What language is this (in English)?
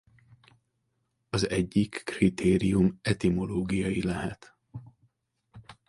Hungarian